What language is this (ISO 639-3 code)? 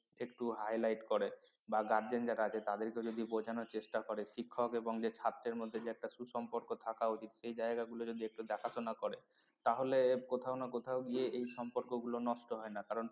ben